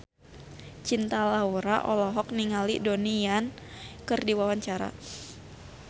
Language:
Sundanese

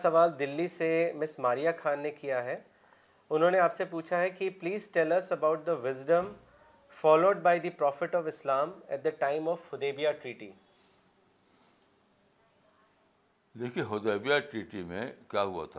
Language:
Urdu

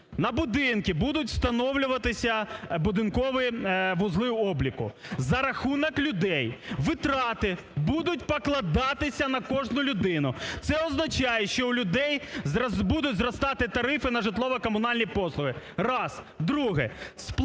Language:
Ukrainian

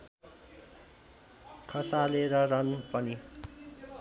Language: Nepali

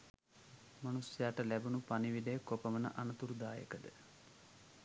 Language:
Sinhala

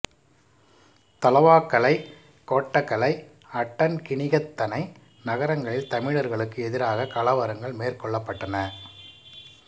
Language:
Tamil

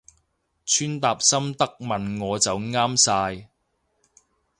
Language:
Cantonese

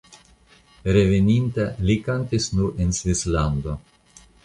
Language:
Esperanto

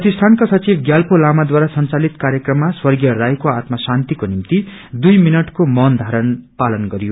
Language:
Nepali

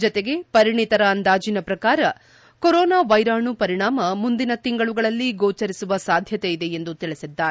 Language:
Kannada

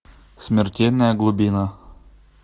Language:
Russian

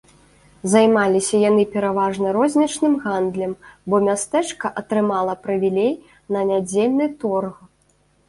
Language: Belarusian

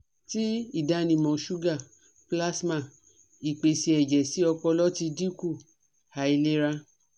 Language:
Yoruba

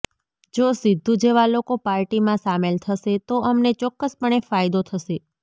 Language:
Gujarati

